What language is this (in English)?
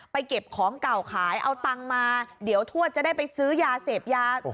Thai